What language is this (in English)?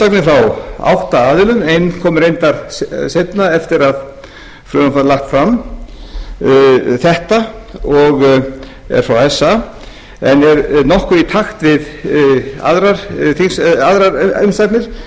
Icelandic